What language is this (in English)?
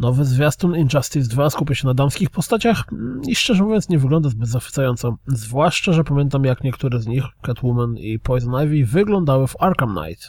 Polish